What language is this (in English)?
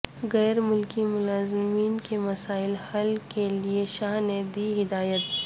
Urdu